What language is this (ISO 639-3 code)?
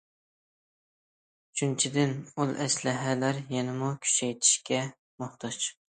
uig